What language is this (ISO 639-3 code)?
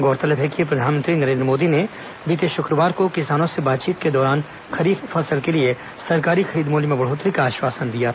hin